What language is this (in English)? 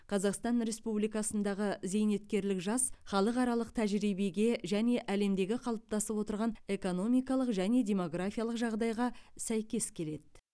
Kazakh